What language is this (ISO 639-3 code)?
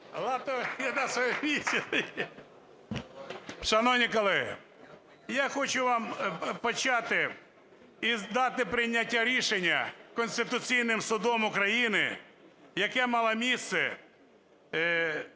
ukr